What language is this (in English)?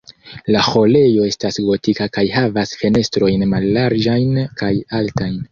Esperanto